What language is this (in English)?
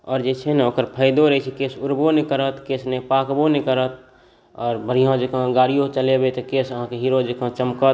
Maithili